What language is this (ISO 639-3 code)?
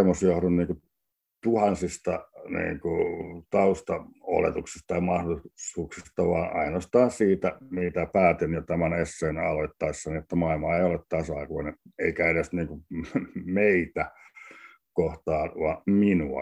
fin